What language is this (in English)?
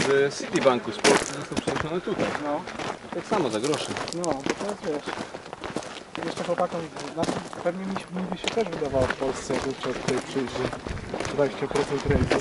Polish